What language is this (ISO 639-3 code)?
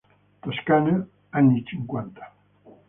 ita